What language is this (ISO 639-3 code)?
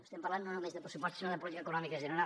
cat